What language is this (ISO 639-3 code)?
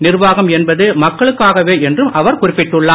tam